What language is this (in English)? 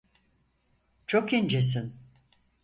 Turkish